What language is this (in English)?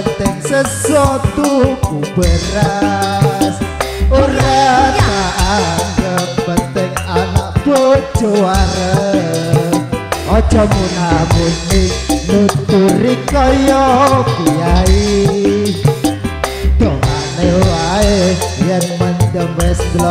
Thai